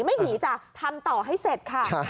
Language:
Thai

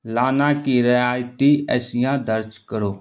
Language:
Urdu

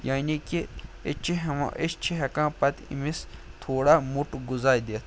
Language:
Kashmiri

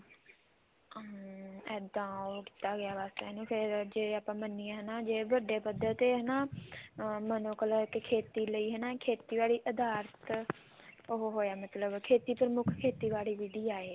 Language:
Punjabi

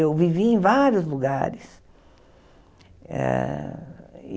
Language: Portuguese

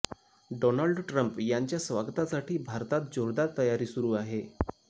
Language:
Marathi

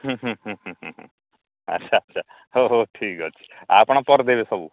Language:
Odia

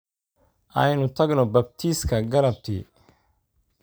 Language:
Somali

